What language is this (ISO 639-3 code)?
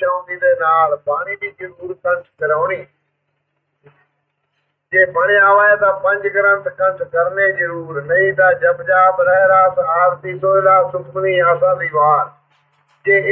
pan